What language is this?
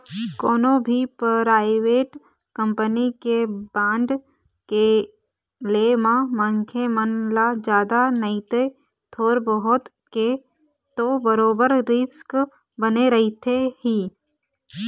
Chhattisgarhi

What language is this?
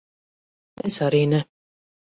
Latvian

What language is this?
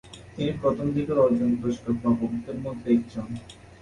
Bangla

